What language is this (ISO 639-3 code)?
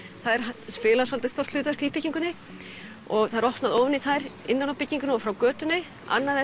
isl